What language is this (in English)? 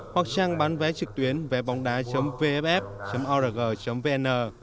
Vietnamese